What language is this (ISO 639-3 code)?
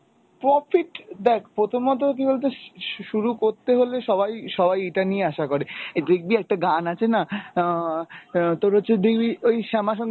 ben